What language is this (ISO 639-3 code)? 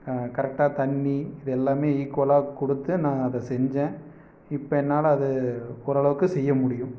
tam